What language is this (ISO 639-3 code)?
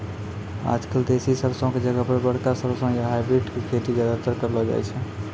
mai